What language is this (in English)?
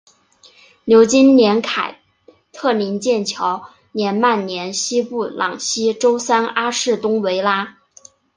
Chinese